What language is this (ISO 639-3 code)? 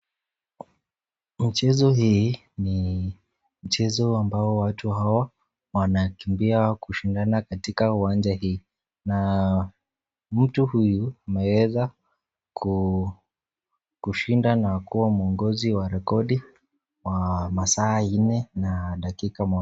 swa